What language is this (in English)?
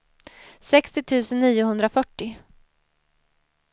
Swedish